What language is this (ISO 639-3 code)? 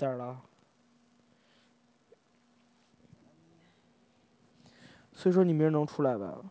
zho